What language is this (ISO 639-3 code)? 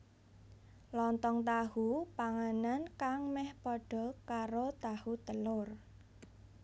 jav